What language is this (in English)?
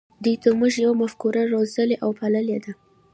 Pashto